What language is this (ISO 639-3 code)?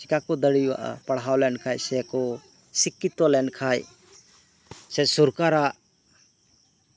sat